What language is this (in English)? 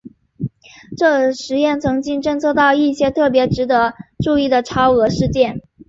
Chinese